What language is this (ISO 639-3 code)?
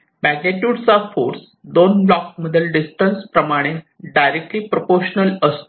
mar